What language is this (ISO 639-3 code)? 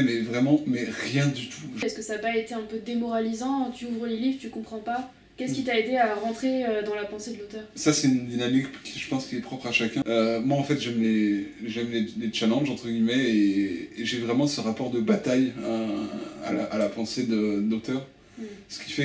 fra